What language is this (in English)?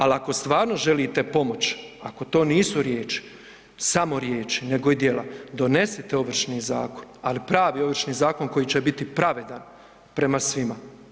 Croatian